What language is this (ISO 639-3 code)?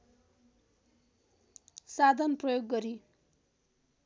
nep